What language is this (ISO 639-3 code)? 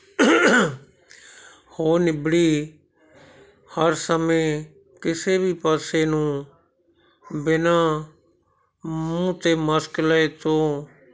pan